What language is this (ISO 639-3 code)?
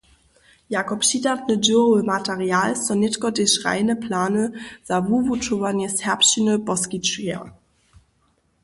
hsb